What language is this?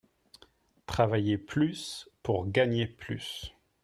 French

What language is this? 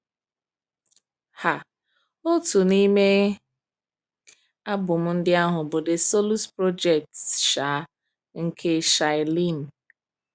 Igbo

